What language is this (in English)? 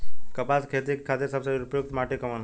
Bhojpuri